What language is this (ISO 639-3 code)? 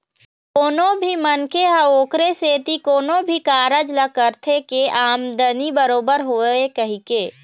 hne